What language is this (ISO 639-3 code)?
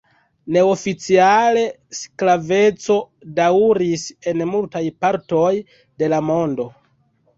epo